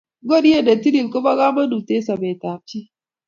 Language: Kalenjin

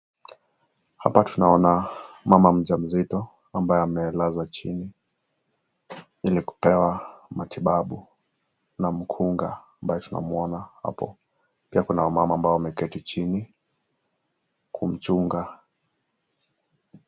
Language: Swahili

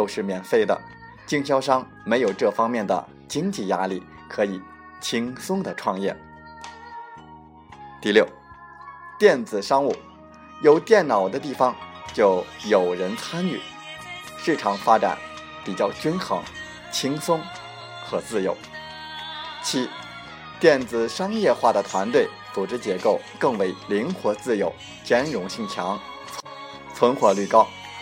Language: Chinese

